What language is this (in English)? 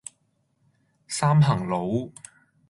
Cantonese